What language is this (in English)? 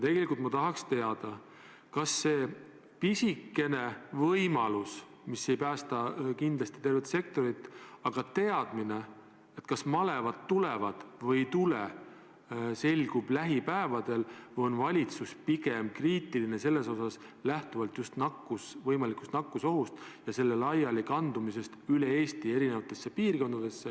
Estonian